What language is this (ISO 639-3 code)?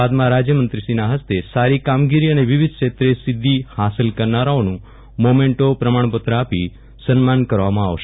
guj